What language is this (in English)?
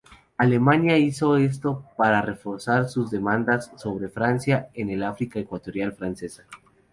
Spanish